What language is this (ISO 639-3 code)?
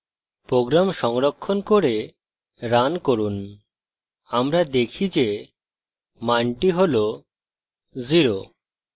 ben